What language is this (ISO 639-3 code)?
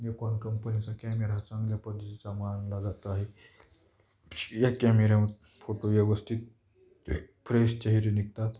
mar